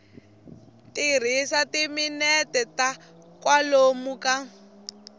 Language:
Tsonga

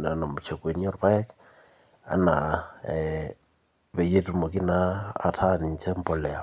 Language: Masai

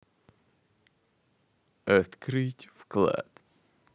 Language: Russian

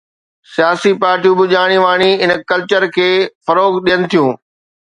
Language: Sindhi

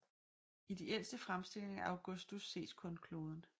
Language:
Danish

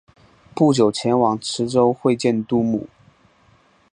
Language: Chinese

